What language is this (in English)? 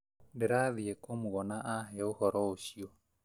Kikuyu